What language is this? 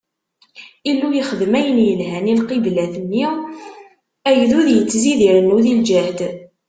Kabyle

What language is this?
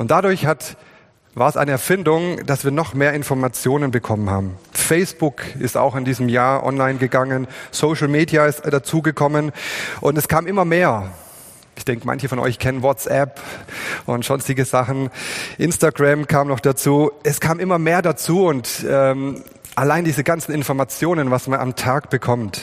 German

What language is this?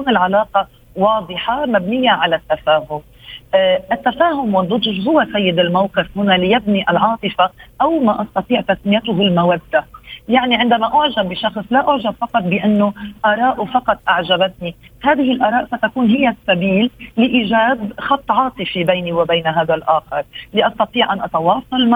Arabic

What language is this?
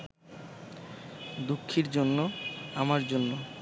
Bangla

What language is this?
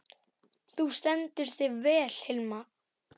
Icelandic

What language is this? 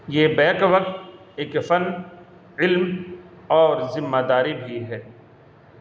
Urdu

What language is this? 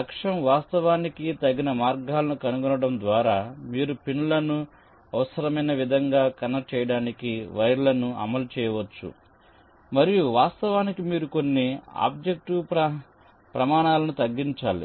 Telugu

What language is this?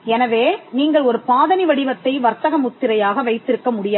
Tamil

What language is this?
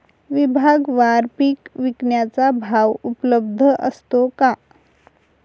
Marathi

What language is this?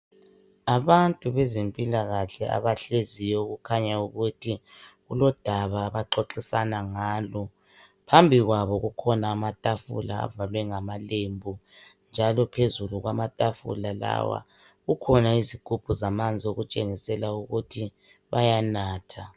North Ndebele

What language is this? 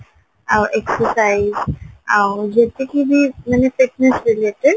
Odia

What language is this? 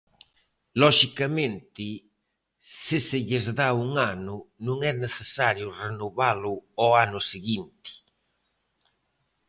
Galician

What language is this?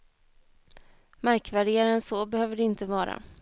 Swedish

